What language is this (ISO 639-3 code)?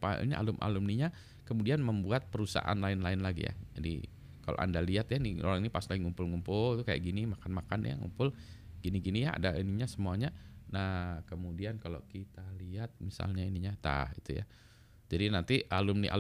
ind